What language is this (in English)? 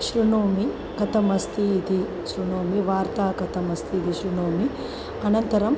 Sanskrit